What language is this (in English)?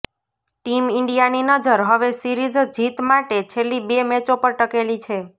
Gujarati